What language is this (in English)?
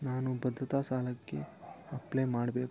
Kannada